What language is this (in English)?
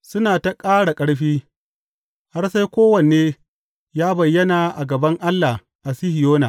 Hausa